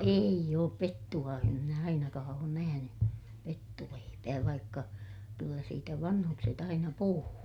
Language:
Finnish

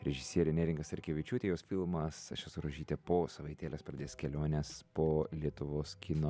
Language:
Lithuanian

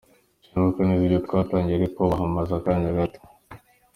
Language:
Kinyarwanda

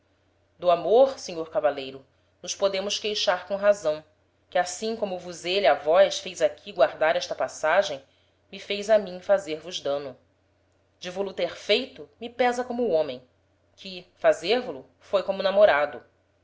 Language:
Portuguese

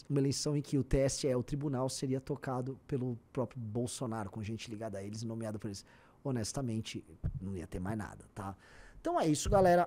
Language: Portuguese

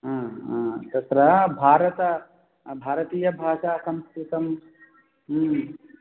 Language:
Sanskrit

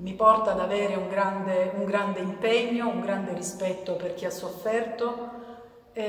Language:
Italian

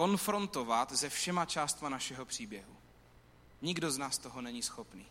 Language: Czech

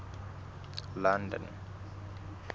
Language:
Southern Sotho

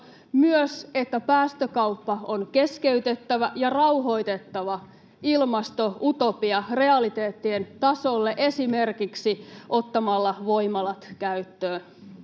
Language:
Finnish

